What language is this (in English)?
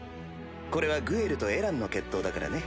Japanese